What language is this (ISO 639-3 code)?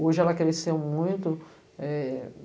por